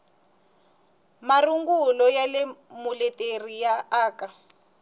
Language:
Tsonga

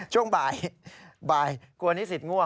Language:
Thai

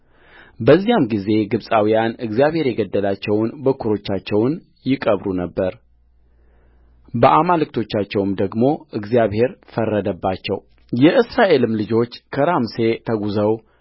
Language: Amharic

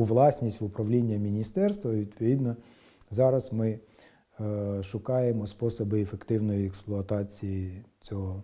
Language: Ukrainian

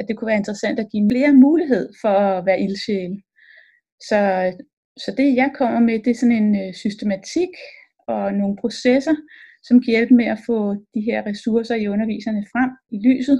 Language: Danish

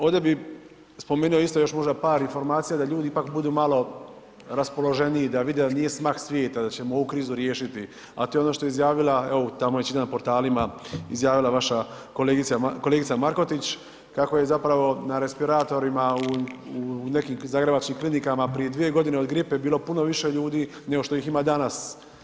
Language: Croatian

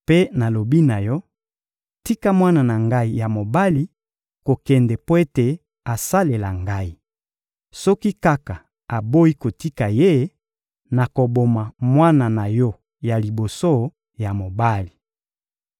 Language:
Lingala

